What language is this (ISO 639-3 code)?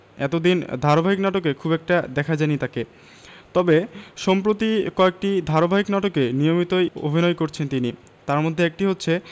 ben